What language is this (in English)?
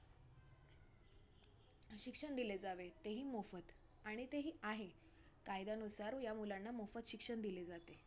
Marathi